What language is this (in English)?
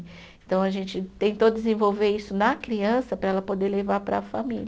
Portuguese